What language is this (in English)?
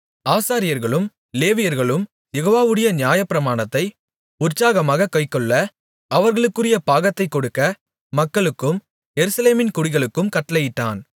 Tamil